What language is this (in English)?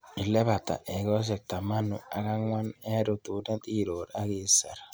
Kalenjin